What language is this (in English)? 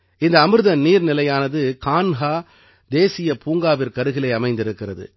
Tamil